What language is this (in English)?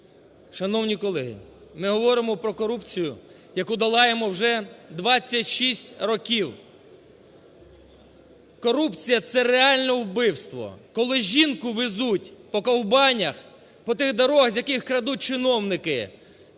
Ukrainian